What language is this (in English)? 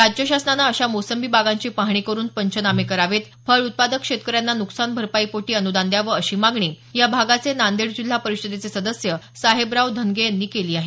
Marathi